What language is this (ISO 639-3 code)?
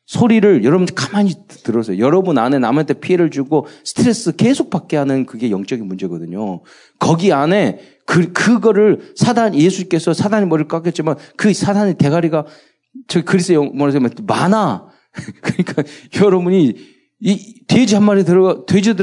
kor